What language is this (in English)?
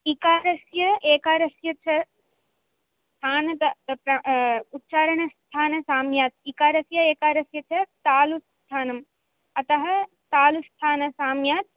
Sanskrit